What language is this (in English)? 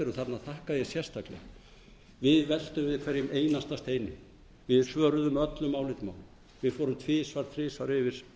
Icelandic